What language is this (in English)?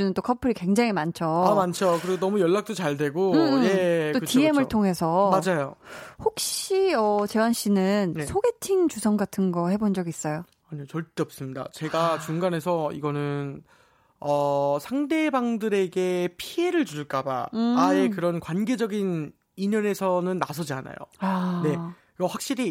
Korean